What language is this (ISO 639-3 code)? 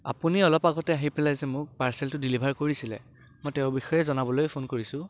asm